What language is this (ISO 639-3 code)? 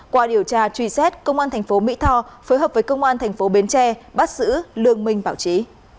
vie